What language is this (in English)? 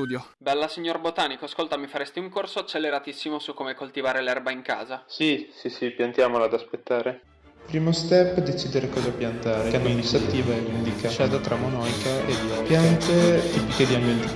Italian